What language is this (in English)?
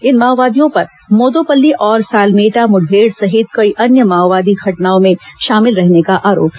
Hindi